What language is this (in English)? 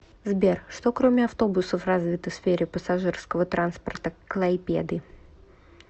Russian